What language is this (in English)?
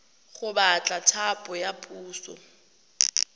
Tswana